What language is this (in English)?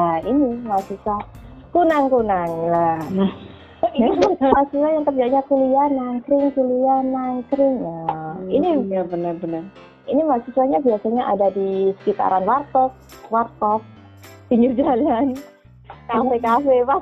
Indonesian